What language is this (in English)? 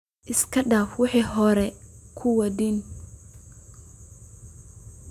Somali